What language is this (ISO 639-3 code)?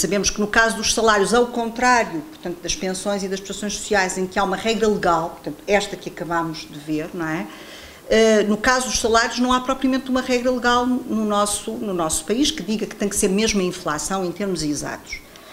por